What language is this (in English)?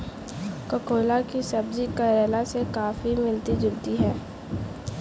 Hindi